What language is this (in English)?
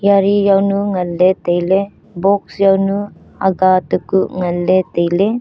Wancho Naga